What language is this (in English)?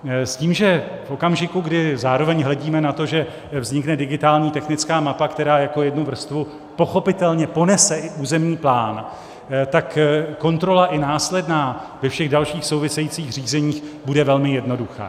Czech